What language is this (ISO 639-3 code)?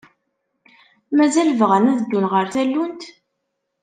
kab